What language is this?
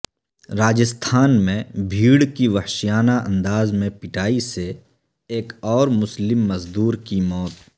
Urdu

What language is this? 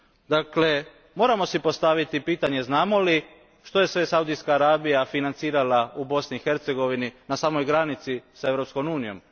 Croatian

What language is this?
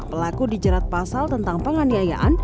Indonesian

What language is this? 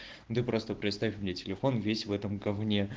Russian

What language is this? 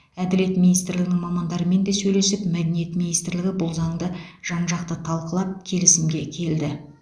Kazakh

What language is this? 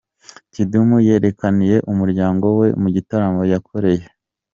Kinyarwanda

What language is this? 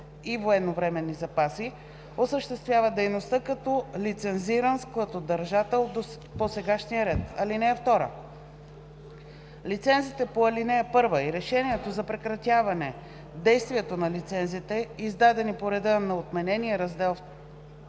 Bulgarian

